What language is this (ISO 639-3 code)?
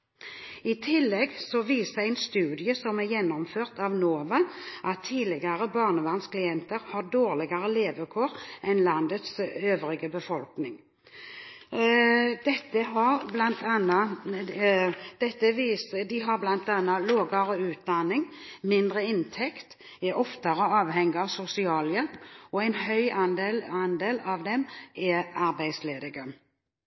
nob